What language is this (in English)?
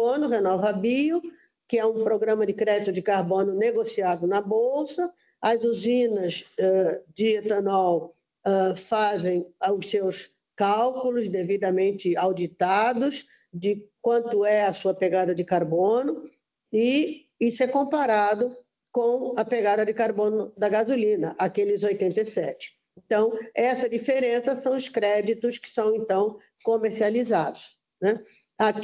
Portuguese